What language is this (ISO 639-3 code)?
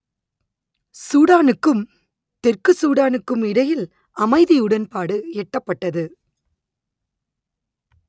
tam